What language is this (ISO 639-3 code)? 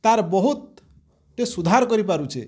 ori